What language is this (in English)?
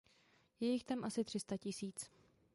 Czech